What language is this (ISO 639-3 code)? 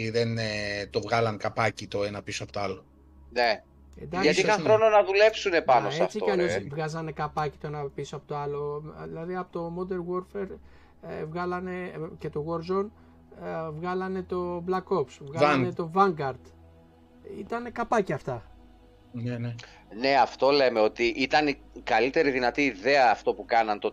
ell